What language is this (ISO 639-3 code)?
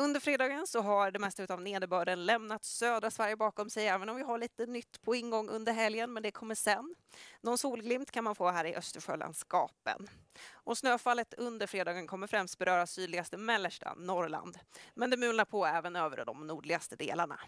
swe